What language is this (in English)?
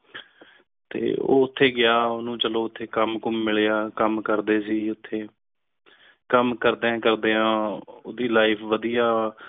Punjabi